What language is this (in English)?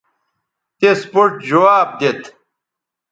Bateri